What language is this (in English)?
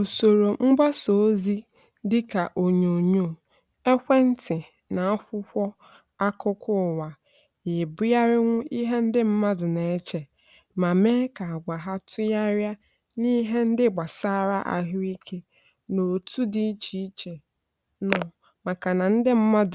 Igbo